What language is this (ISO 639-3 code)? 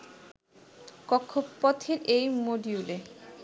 ben